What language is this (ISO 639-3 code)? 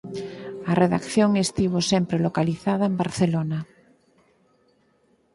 glg